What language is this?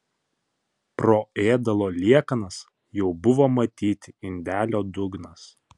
Lithuanian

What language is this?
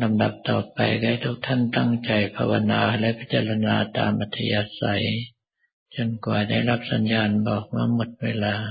Thai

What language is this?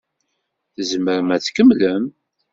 Kabyle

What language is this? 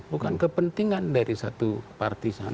Indonesian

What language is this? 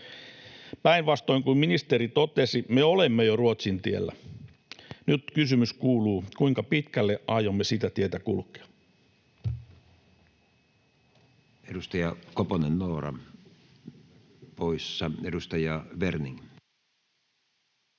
Finnish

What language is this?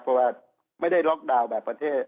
Thai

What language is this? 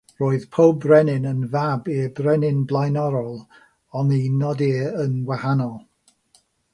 Welsh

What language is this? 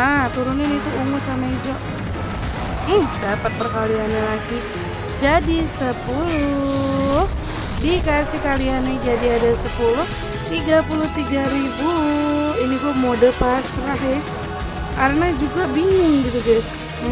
Indonesian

